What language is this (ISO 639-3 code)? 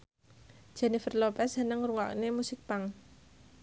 jav